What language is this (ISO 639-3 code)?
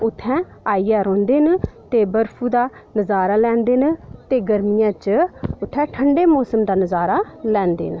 doi